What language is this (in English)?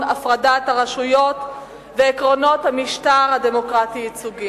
Hebrew